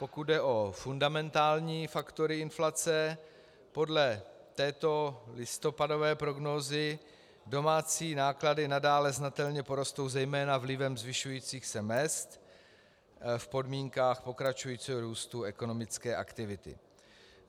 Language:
Czech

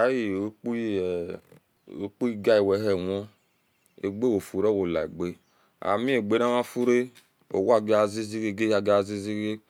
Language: Esan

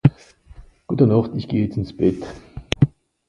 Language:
Swiss German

